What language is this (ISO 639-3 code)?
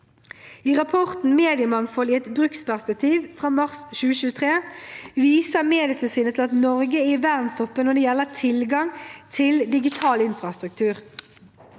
nor